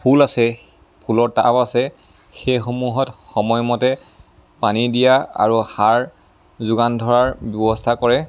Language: Assamese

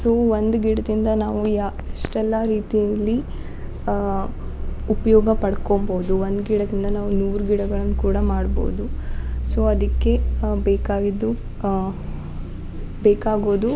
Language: Kannada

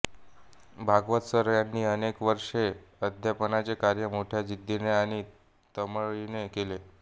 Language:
Marathi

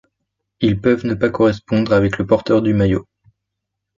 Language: French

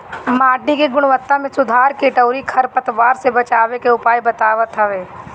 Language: Bhojpuri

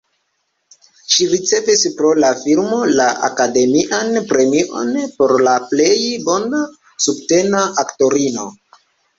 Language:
Esperanto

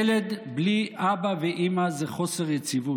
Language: Hebrew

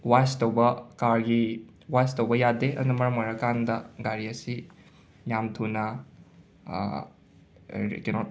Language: Manipuri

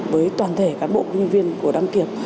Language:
Vietnamese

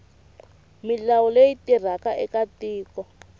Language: Tsonga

